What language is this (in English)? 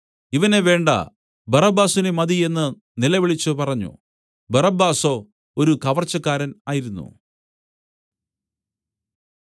Malayalam